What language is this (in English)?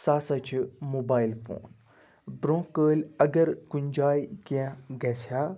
Kashmiri